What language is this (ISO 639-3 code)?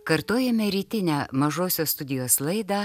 lit